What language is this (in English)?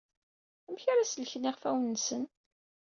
Kabyle